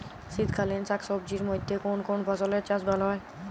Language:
Bangla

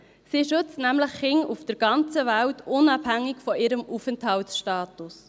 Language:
Swiss German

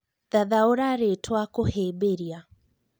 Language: Kikuyu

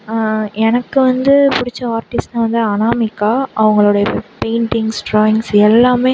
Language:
Tamil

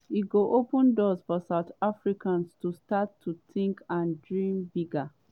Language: Nigerian Pidgin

